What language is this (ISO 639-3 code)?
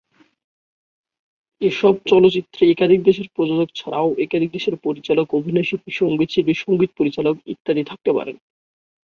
ben